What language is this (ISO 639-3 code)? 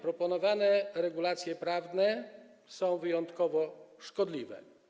pol